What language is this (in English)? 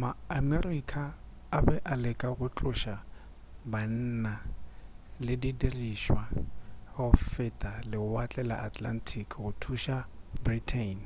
Northern Sotho